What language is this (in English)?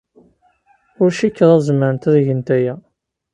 Kabyle